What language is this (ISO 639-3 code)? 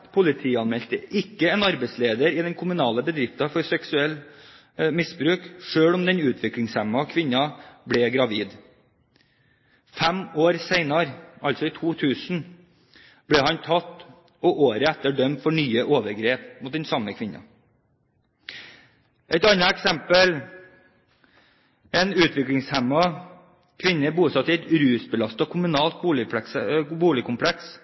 nob